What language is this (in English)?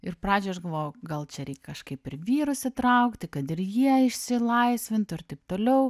Lithuanian